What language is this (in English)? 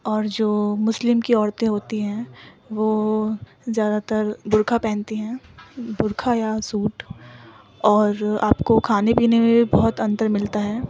Urdu